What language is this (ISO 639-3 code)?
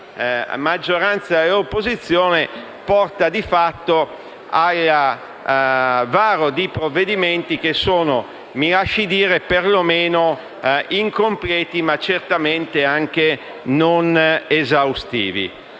ita